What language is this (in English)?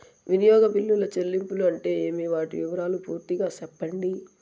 Telugu